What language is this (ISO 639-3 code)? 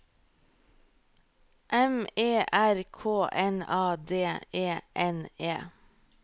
nor